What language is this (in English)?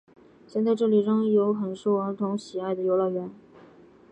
Chinese